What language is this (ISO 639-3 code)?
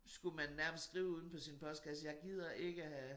dan